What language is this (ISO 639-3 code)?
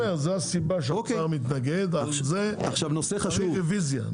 heb